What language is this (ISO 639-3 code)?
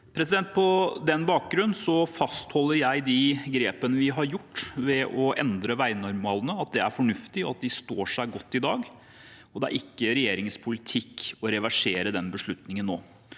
nor